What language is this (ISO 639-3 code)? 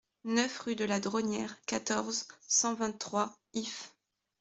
fra